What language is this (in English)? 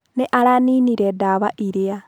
Kikuyu